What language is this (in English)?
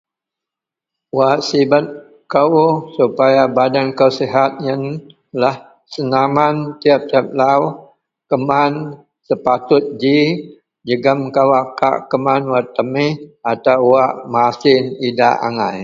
Central Melanau